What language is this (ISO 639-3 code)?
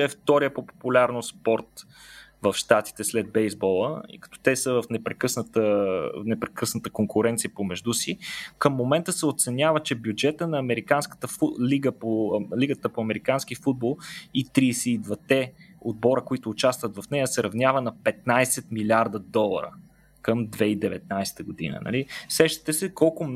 bul